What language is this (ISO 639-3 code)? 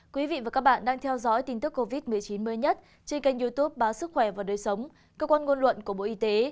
vie